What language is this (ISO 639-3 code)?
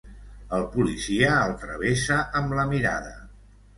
cat